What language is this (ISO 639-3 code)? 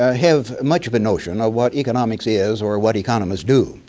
eng